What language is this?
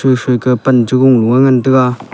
Wancho Naga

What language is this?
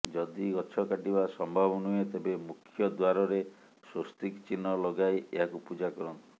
Odia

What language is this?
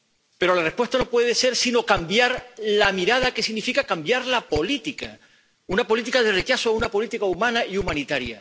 Spanish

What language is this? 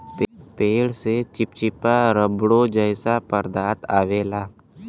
Bhojpuri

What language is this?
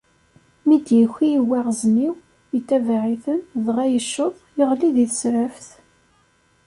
Kabyle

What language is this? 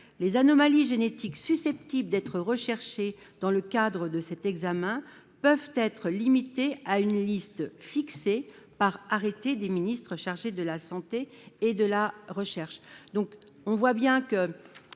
French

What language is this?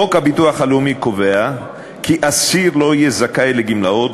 Hebrew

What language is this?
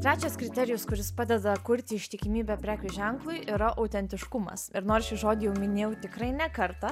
Lithuanian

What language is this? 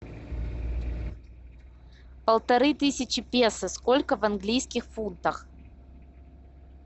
Russian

